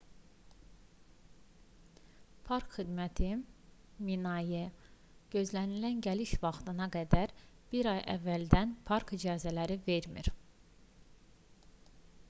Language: Azerbaijani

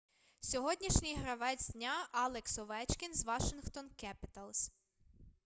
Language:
Ukrainian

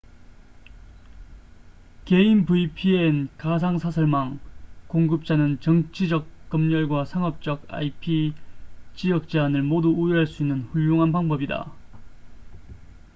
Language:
Korean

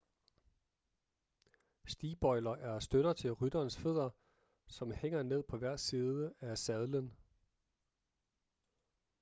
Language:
Danish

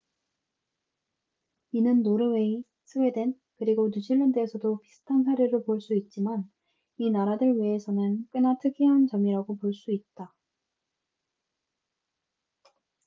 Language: Korean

